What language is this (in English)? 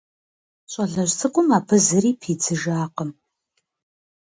Kabardian